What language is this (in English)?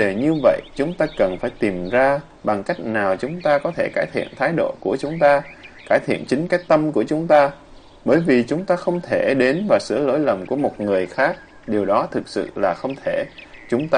Vietnamese